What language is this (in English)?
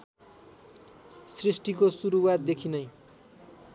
Nepali